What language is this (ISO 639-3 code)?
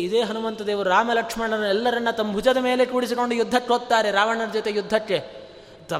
kan